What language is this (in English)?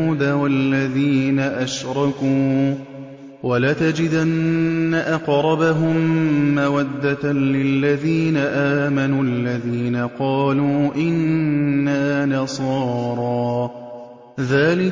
Arabic